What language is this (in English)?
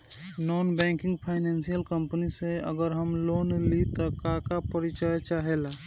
Bhojpuri